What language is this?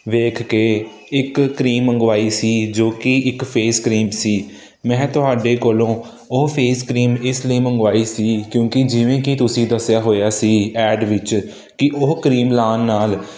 Punjabi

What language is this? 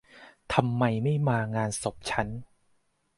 Thai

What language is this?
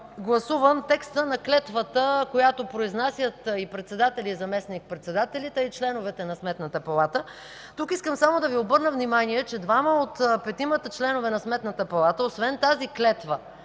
Bulgarian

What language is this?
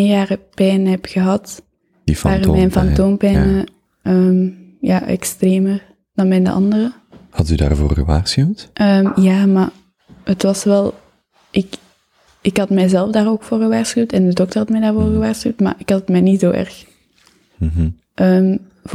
Dutch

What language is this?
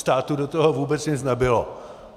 Czech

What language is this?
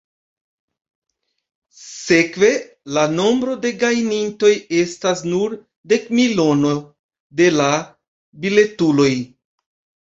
Esperanto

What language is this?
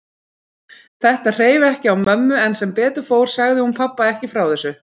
Icelandic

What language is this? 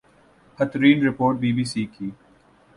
Urdu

